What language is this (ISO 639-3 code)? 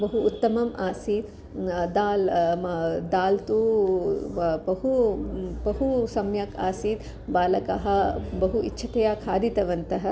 san